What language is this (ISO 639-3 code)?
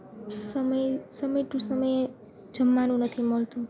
guj